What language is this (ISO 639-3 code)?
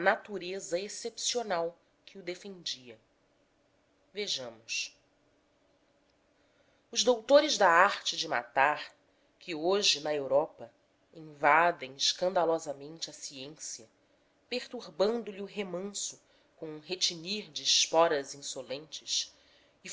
por